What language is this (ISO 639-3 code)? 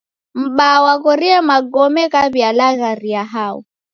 dav